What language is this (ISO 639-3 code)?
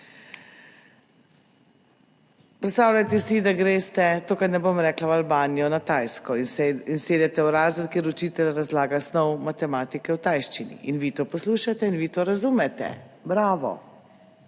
slv